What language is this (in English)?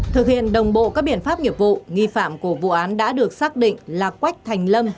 Vietnamese